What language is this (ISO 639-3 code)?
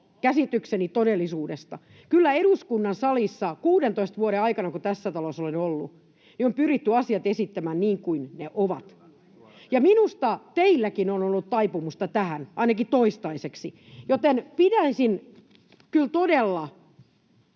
fin